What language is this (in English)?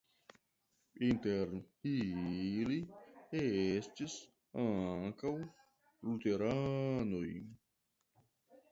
Esperanto